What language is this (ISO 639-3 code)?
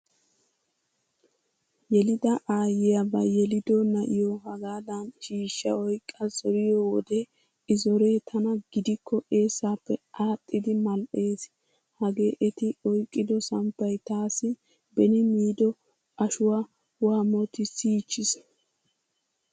wal